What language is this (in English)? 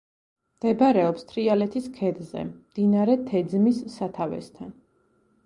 Georgian